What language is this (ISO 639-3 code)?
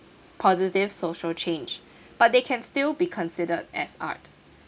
eng